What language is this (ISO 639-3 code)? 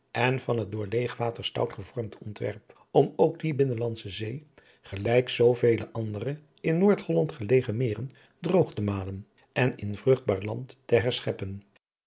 nld